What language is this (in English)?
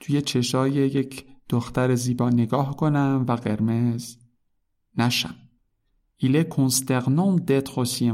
Persian